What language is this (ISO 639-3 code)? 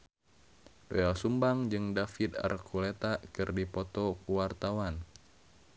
sun